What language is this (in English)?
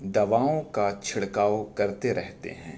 Urdu